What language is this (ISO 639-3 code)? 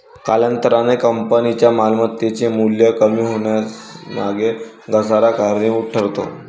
mar